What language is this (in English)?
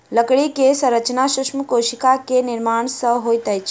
Maithili